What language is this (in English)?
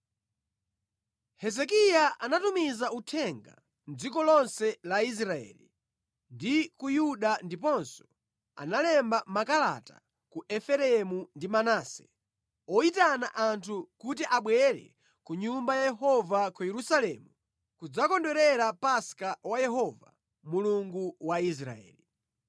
Nyanja